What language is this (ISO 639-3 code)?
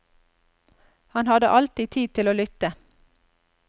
nor